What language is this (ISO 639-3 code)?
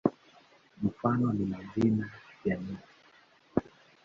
swa